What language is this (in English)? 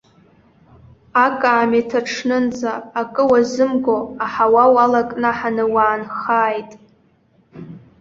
Abkhazian